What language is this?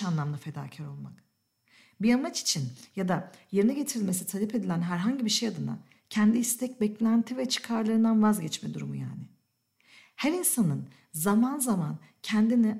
Turkish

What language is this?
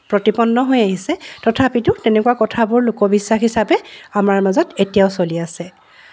Assamese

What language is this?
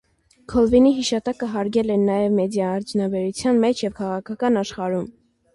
Armenian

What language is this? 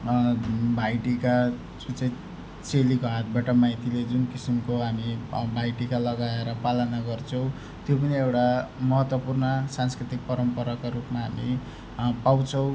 Nepali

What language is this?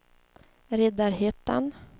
Swedish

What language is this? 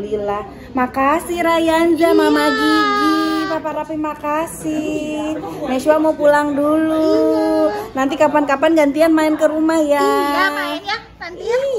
Indonesian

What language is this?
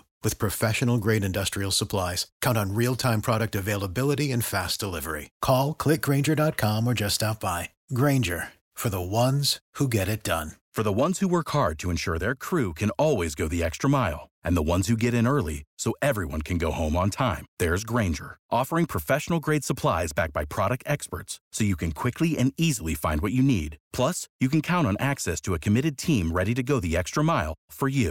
Romanian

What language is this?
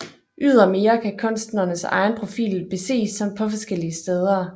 Danish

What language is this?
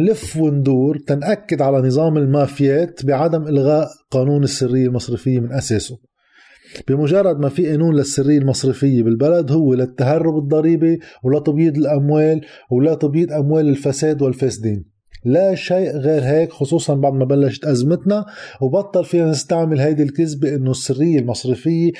Arabic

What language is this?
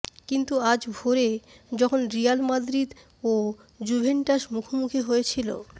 Bangla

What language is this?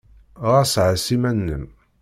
Kabyle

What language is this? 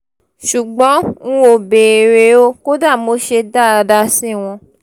Yoruba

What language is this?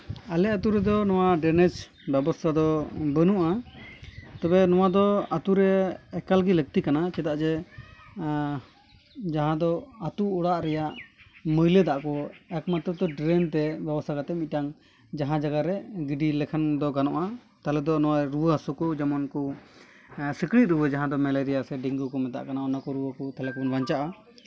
Santali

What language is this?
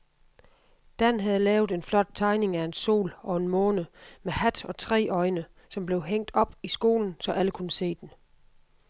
Danish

